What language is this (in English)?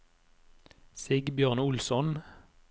Norwegian